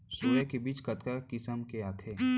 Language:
Chhattisgarhi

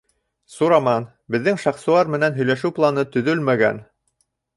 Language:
Bashkir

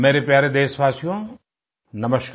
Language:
Hindi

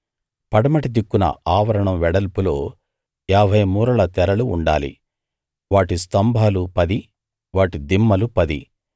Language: Telugu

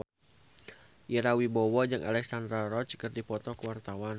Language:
Sundanese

